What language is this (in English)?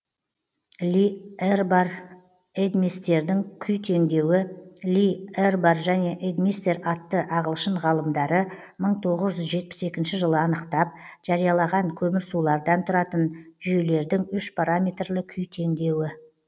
Kazakh